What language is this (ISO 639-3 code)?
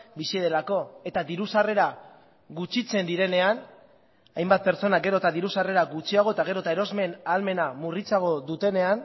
eus